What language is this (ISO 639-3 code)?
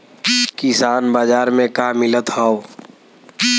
bho